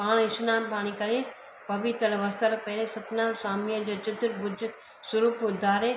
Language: Sindhi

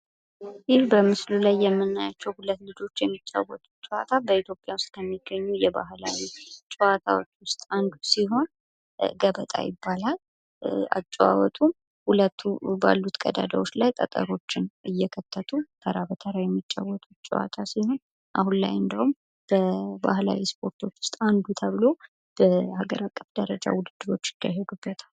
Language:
Amharic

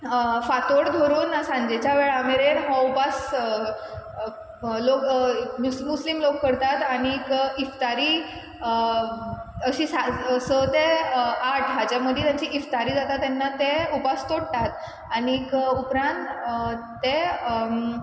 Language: Konkani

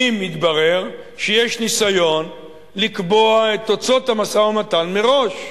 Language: Hebrew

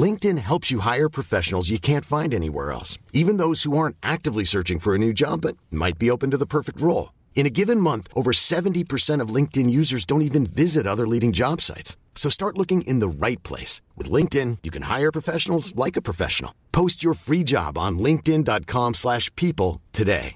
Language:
Persian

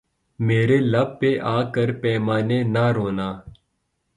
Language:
Urdu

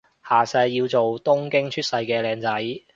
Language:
Cantonese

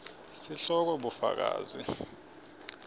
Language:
Swati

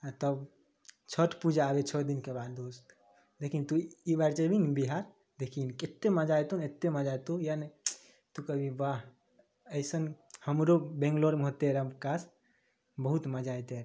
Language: Maithili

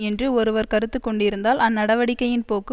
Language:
Tamil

